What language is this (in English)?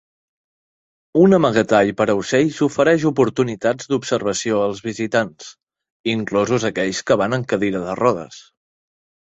Catalan